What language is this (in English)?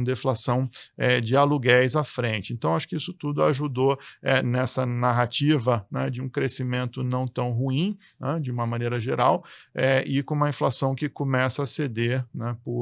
Portuguese